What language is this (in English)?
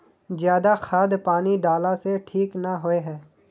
Magahi